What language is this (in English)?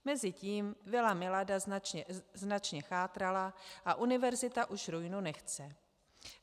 Czech